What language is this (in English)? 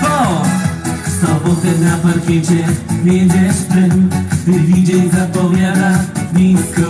Polish